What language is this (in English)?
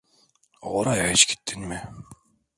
Turkish